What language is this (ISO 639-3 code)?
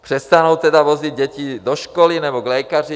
ces